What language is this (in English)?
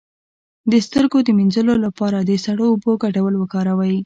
Pashto